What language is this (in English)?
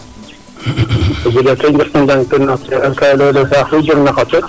Serer